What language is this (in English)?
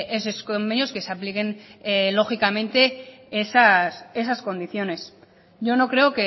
Spanish